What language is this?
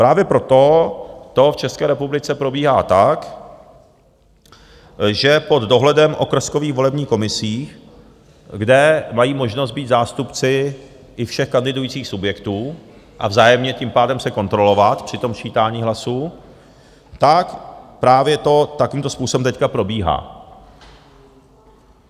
Czech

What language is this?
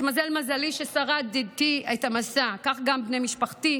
Hebrew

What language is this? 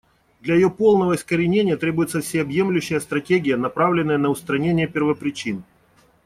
Russian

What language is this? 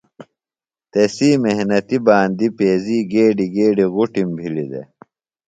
Phalura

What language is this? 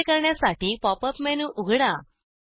Marathi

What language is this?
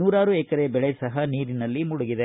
Kannada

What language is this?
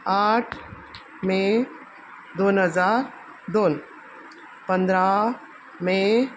Konkani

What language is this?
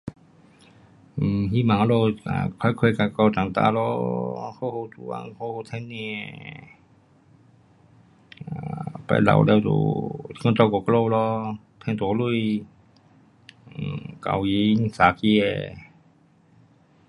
Pu-Xian Chinese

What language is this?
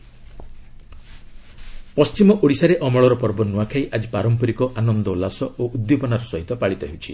Odia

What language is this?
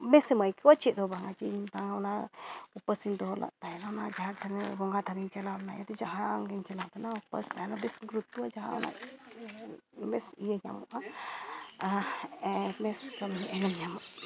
Santali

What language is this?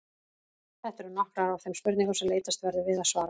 Icelandic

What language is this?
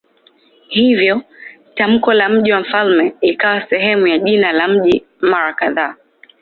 Swahili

